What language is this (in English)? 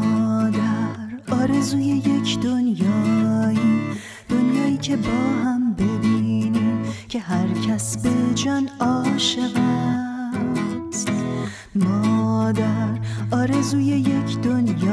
Persian